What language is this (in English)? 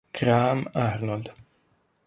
Italian